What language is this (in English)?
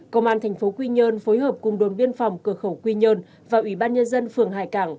Vietnamese